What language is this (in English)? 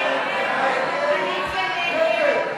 Hebrew